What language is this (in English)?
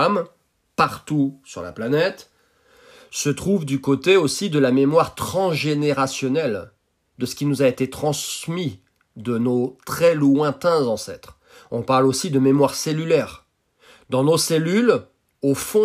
French